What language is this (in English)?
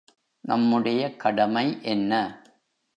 Tamil